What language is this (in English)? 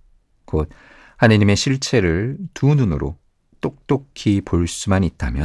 Korean